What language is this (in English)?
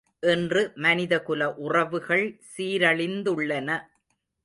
Tamil